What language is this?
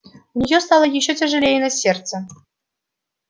Russian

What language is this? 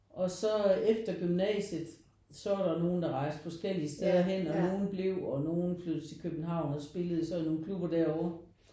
Danish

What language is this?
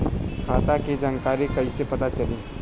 Bhojpuri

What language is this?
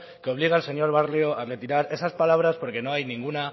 Spanish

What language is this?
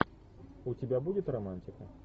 Russian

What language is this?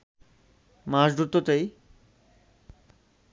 Bangla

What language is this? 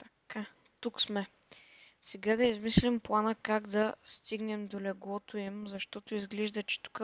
Bulgarian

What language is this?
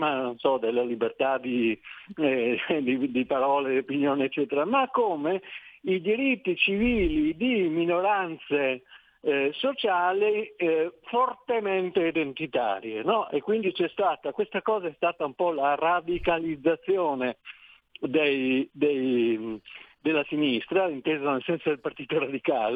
Italian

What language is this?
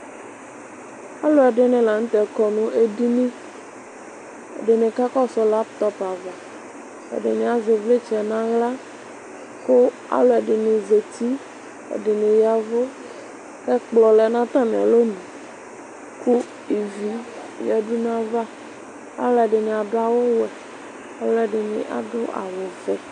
Ikposo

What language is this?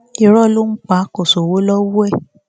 Yoruba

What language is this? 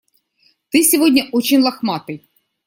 Russian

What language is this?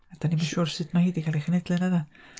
Welsh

